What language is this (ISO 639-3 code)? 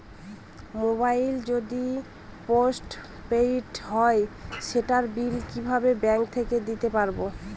ben